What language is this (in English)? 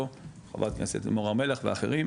Hebrew